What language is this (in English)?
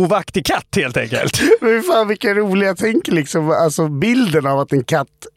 Swedish